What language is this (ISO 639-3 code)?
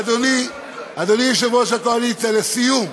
heb